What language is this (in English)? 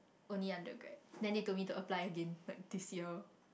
English